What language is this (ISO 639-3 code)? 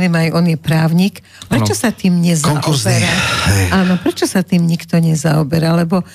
slk